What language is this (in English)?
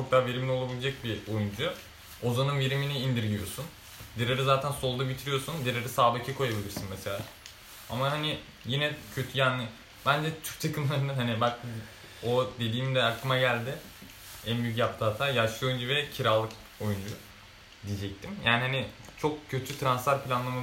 Turkish